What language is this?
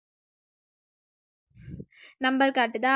Tamil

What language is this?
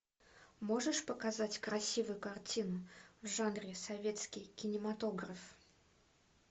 Russian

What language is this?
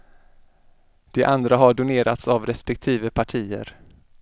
Swedish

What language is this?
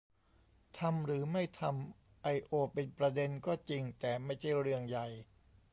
Thai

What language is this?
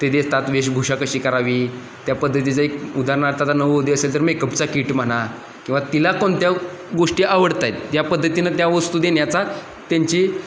Marathi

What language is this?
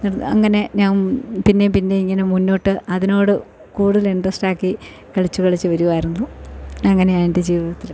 Malayalam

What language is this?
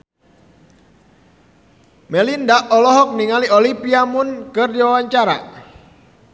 Sundanese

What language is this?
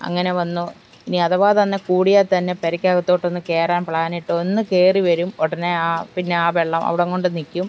Malayalam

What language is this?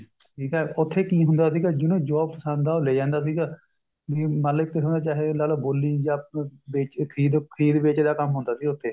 Punjabi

